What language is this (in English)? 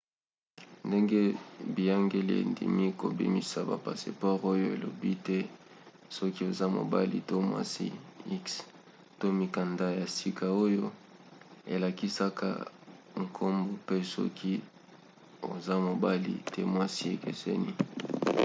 Lingala